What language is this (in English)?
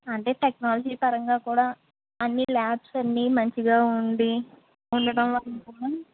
Telugu